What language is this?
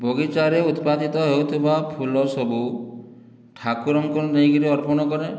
Odia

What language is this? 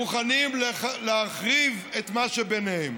Hebrew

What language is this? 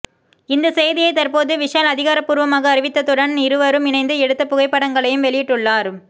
Tamil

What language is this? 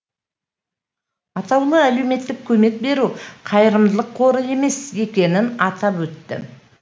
Kazakh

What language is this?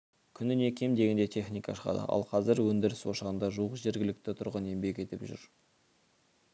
Kazakh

